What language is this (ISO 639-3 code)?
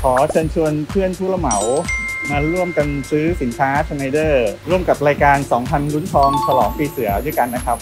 tha